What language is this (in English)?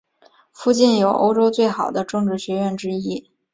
Chinese